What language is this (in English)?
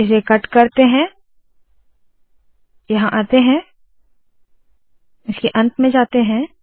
Hindi